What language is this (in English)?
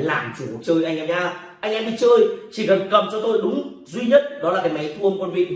Vietnamese